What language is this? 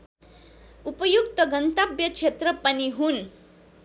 Nepali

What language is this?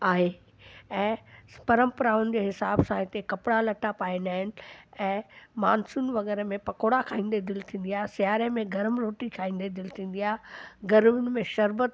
Sindhi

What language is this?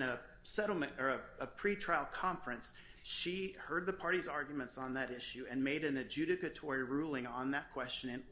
English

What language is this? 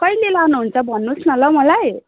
Nepali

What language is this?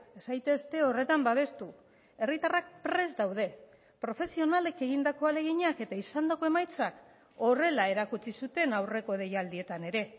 Basque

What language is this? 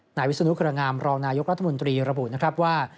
Thai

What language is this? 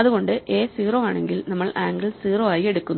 Malayalam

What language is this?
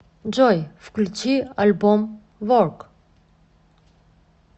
Russian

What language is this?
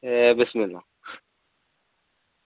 Dogri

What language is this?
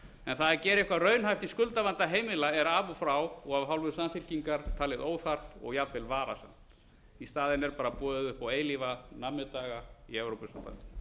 Icelandic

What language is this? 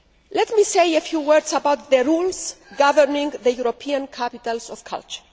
English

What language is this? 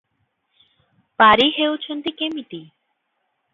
Odia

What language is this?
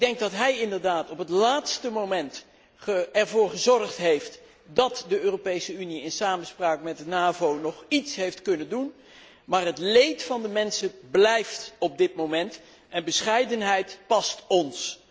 Dutch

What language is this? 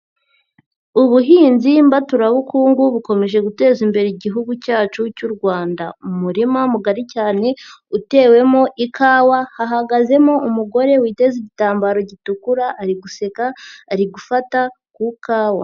Kinyarwanda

